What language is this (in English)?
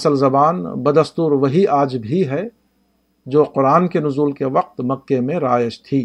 Urdu